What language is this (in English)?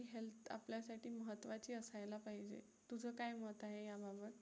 Marathi